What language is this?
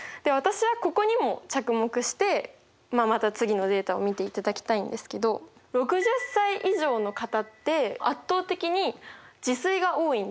Japanese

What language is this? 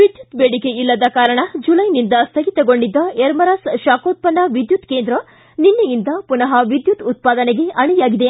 Kannada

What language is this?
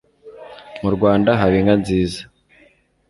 Kinyarwanda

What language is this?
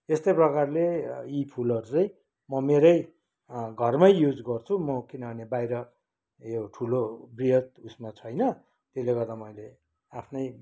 Nepali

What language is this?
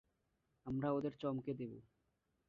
Bangla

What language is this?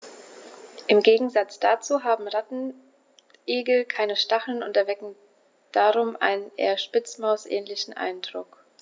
German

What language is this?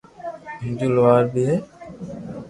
Loarki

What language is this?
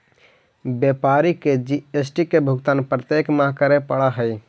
Magahi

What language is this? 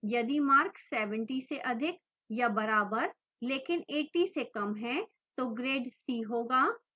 Hindi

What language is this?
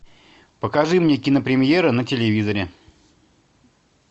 Russian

